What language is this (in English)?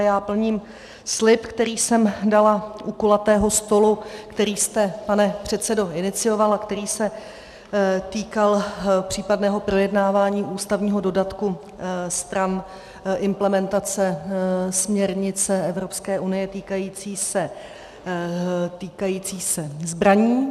Czech